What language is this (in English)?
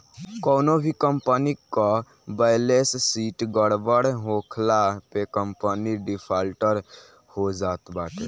Bhojpuri